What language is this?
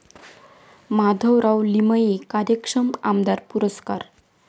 Marathi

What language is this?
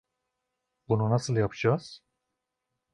Turkish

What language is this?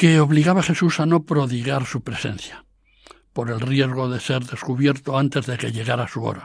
Spanish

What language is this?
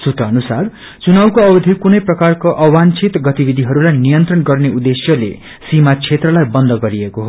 Nepali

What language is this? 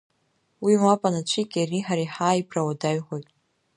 Abkhazian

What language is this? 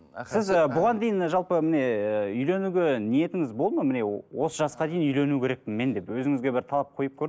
Kazakh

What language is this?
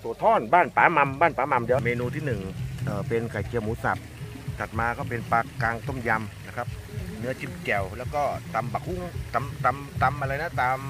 Thai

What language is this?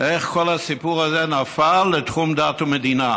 Hebrew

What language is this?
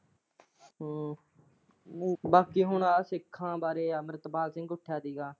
Punjabi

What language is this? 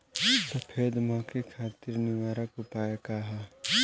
Bhojpuri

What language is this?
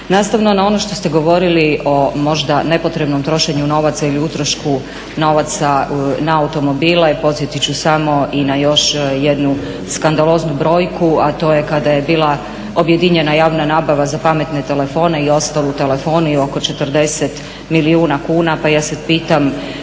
Croatian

